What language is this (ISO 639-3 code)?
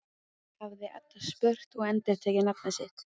isl